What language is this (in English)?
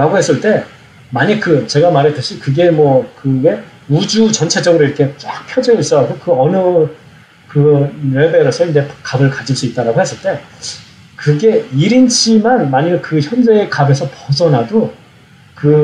Korean